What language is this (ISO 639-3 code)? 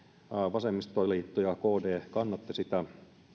fin